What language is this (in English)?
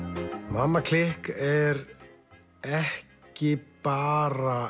Icelandic